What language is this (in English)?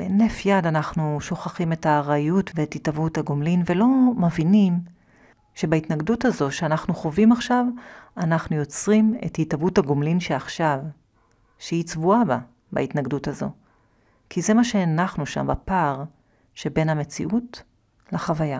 Hebrew